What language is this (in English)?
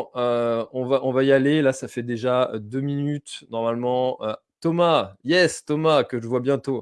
French